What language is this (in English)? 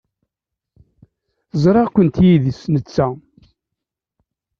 Kabyle